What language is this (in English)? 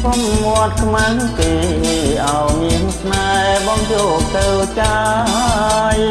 Khmer